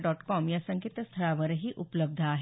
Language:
Marathi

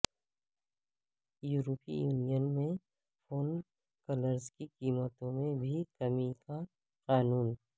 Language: Urdu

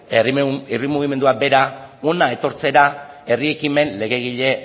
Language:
Basque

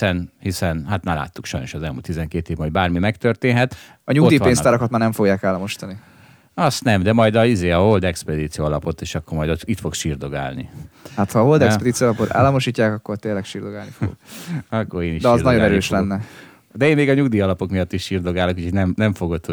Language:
Hungarian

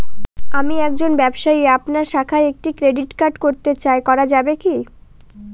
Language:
Bangla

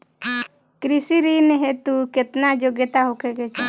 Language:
Bhojpuri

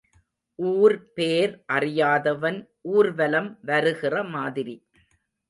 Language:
Tamil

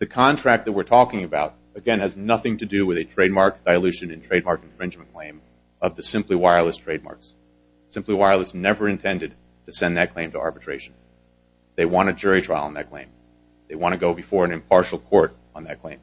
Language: English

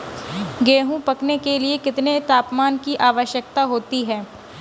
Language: Hindi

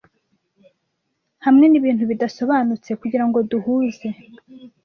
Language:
Kinyarwanda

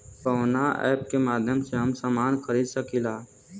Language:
Bhojpuri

